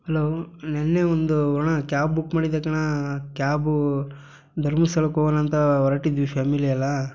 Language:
Kannada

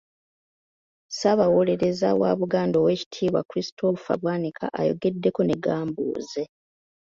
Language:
Ganda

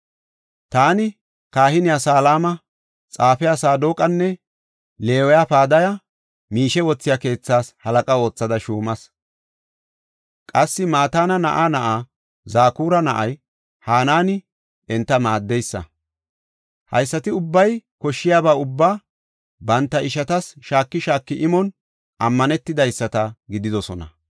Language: Gofa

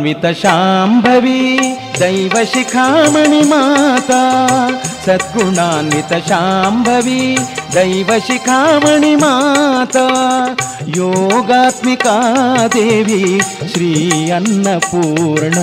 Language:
Kannada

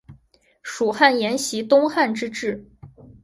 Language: Chinese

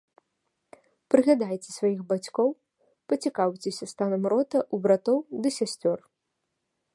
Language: Belarusian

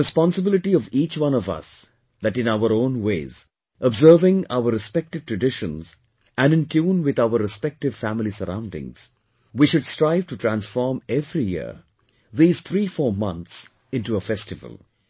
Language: English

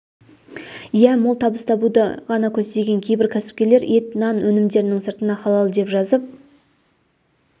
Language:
Kazakh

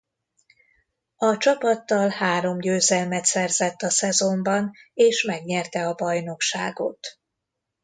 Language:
Hungarian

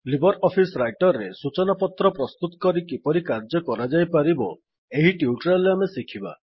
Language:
Odia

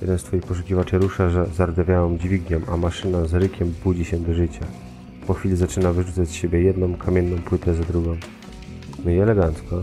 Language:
Polish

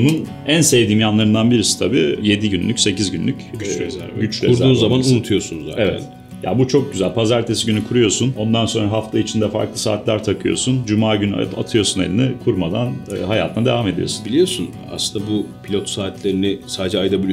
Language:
Turkish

